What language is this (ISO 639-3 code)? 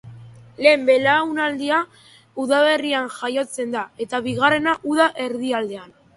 eus